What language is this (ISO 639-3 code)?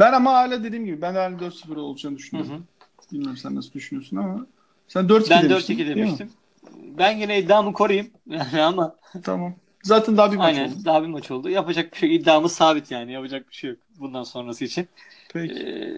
tur